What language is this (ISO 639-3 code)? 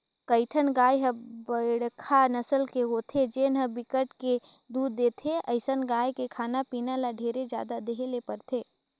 hne